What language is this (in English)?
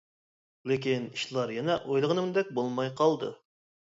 Uyghur